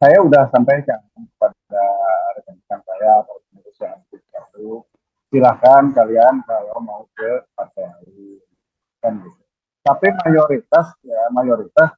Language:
Indonesian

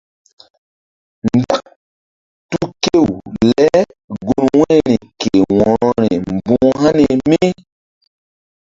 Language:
Mbum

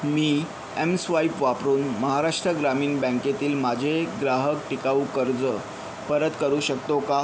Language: Marathi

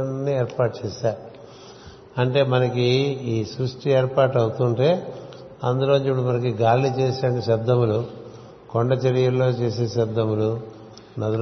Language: Telugu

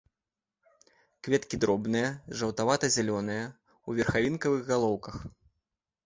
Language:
Belarusian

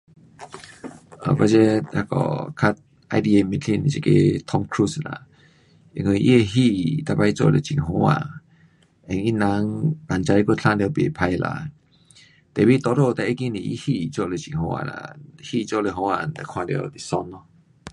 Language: Pu-Xian Chinese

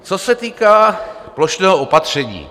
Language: Czech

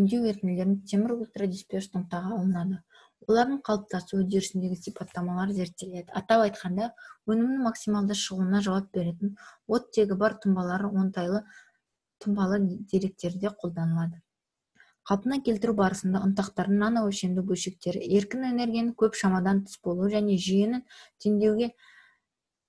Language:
Russian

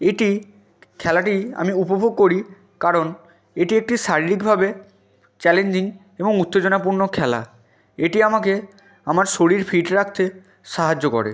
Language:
Bangla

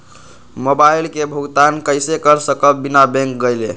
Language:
Magahi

